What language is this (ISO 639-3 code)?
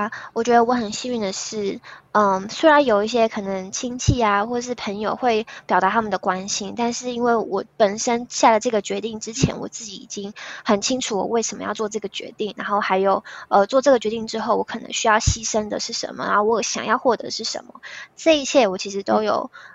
zho